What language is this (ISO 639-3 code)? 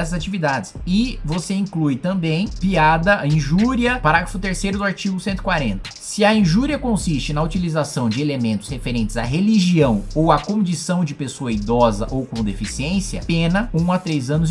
por